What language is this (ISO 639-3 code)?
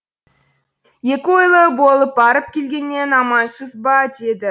kaz